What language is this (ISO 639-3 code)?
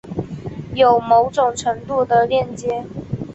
zho